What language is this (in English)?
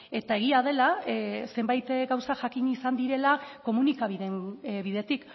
Basque